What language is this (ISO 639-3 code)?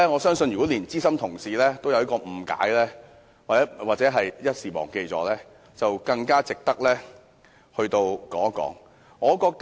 yue